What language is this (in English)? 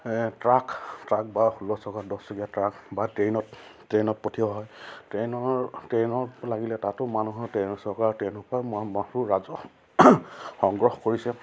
Assamese